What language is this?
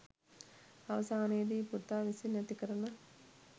Sinhala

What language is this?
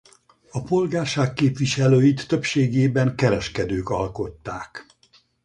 Hungarian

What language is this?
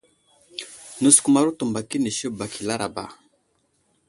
Wuzlam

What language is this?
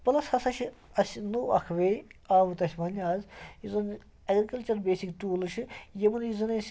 Kashmiri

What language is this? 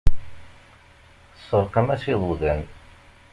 Kabyle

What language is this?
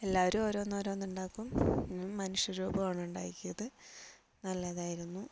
Malayalam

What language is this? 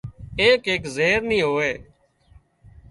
Wadiyara Koli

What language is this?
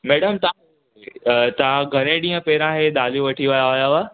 Sindhi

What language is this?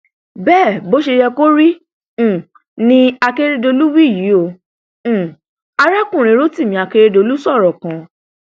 Yoruba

